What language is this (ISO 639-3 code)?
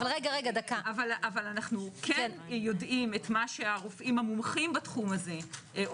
heb